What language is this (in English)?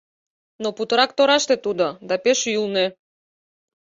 Mari